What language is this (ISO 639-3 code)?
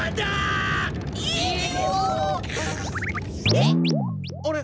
jpn